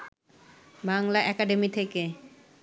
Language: Bangla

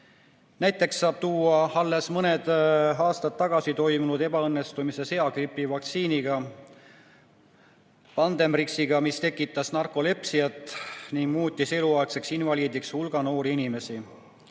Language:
Estonian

